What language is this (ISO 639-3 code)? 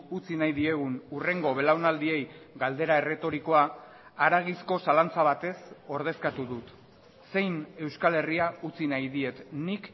eus